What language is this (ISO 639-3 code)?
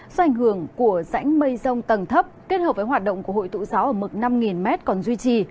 vie